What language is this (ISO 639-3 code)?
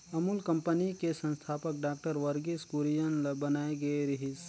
hne